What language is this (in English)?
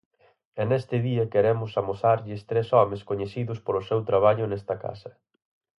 Galician